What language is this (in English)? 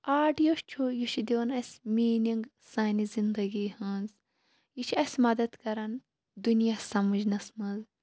Kashmiri